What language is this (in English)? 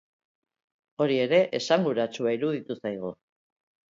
Basque